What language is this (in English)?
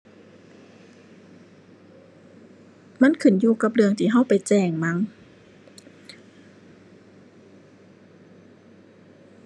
Thai